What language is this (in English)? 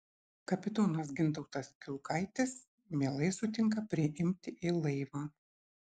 Lithuanian